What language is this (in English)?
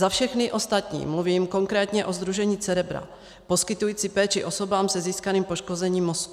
Czech